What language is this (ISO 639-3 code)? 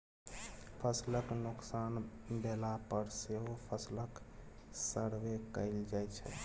mai